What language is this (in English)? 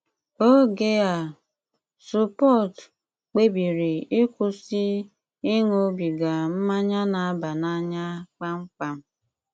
Igbo